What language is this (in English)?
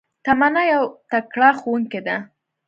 Pashto